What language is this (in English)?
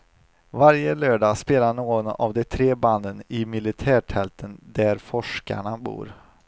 Swedish